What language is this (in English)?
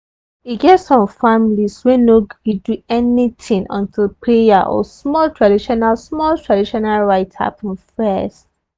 Nigerian Pidgin